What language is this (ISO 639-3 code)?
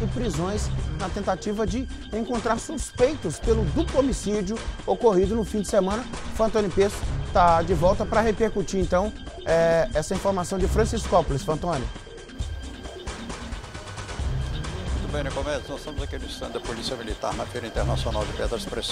por